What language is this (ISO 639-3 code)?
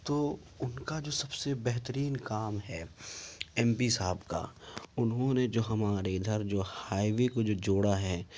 urd